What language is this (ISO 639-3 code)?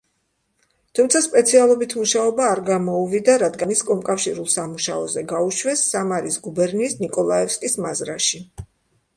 kat